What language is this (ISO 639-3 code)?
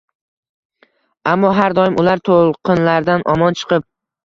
uzb